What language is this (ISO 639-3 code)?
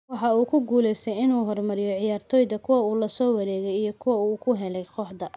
som